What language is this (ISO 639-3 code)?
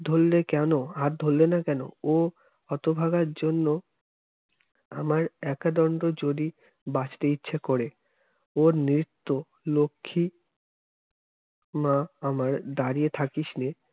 ben